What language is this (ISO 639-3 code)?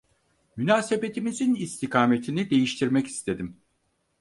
tur